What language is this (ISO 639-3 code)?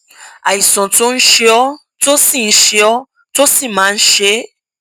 yor